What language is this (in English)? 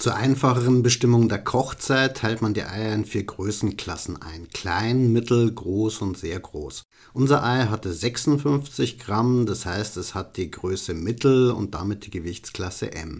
German